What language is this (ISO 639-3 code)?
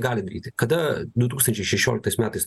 lit